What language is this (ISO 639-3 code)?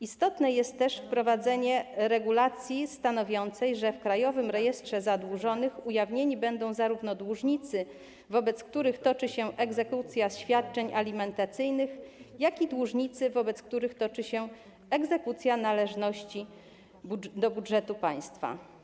pol